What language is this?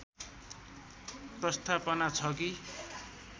Nepali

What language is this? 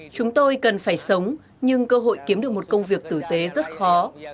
Vietnamese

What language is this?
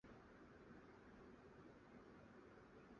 Uzbek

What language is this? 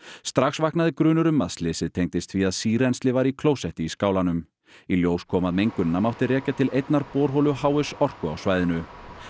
Icelandic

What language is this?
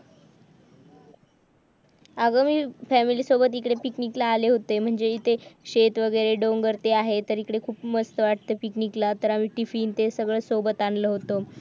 Marathi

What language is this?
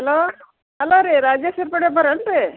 Kannada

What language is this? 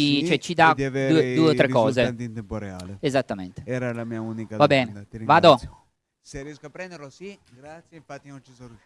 Italian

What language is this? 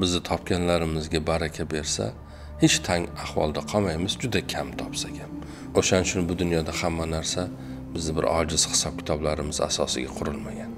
Turkish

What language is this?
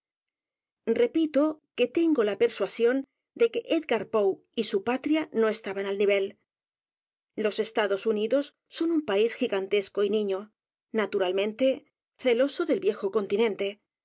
Spanish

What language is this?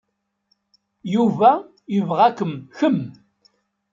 Kabyle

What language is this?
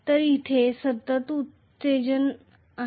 Marathi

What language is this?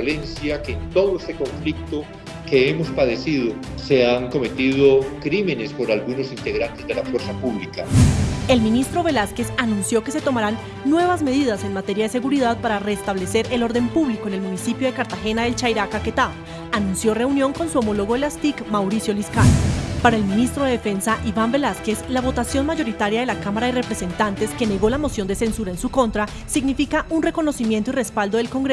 Spanish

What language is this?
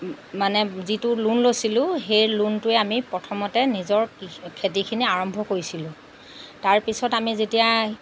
Assamese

